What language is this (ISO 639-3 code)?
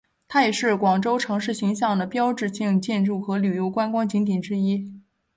zho